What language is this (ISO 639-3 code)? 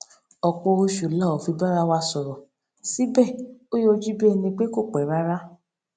yor